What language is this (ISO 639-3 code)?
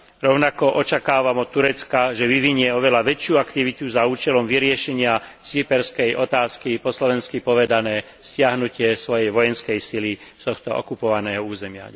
slk